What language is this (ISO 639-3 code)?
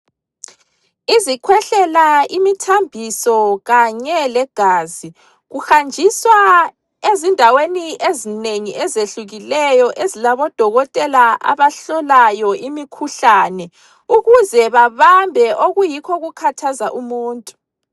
nde